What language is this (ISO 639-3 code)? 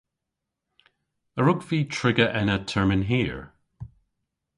cor